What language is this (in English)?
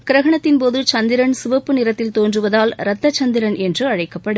Tamil